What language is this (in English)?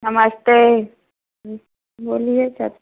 Hindi